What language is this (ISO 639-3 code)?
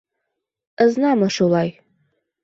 bak